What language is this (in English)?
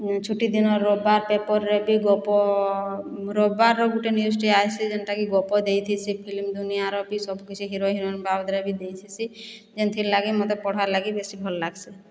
Odia